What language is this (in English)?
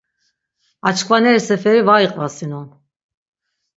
Laz